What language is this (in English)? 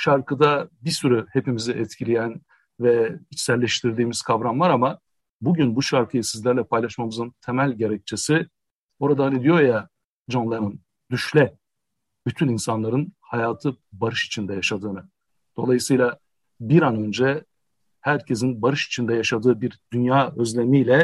Turkish